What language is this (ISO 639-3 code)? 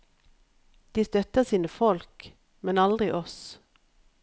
nor